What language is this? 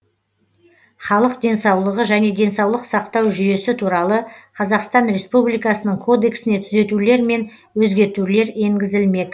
Kazakh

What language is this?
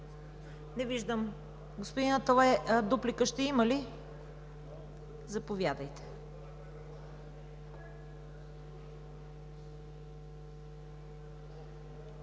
Bulgarian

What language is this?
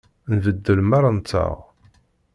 Kabyle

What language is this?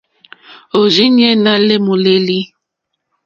Mokpwe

